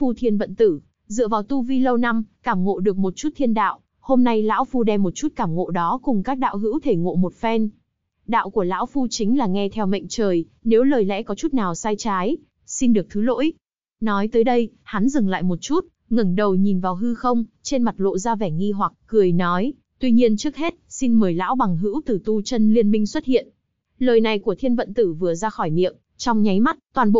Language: Vietnamese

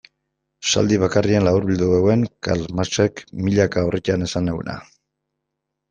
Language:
Basque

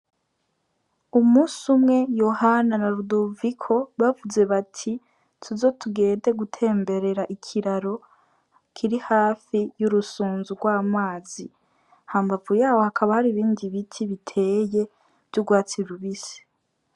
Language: Rundi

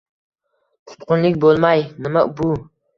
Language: Uzbek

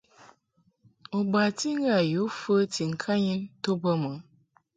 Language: Mungaka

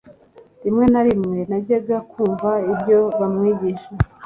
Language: Kinyarwanda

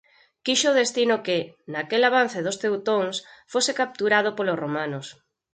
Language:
Galician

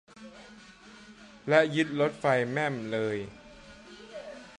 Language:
Thai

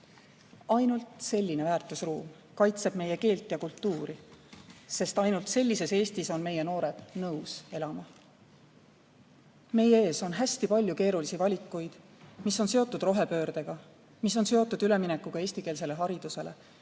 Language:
Estonian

